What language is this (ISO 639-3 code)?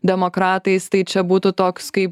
lit